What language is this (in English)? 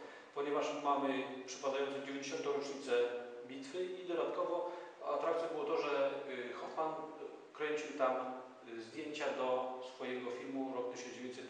Polish